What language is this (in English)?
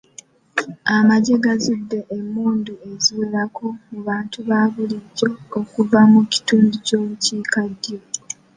Ganda